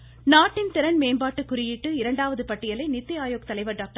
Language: Tamil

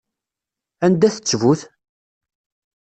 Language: Kabyle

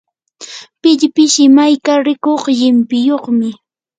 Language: Yanahuanca Pasco Quechua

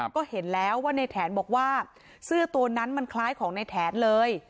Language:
Thai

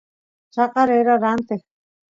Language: Santiago del Estero Quichua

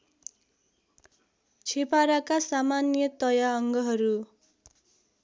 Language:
Nepali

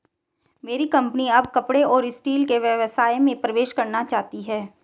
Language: Hindi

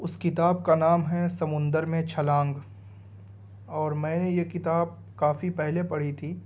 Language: Urdu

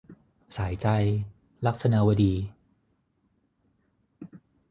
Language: Thai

